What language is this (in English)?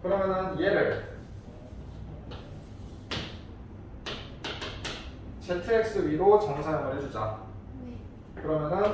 Korean